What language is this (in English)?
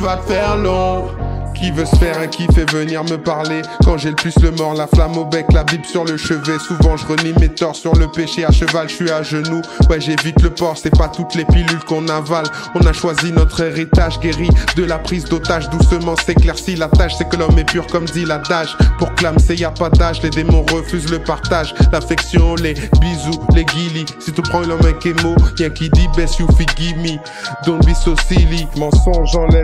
French